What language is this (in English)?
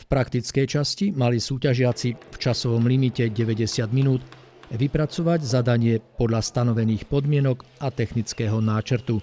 Slovak